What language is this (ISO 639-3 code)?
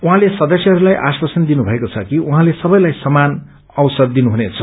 nep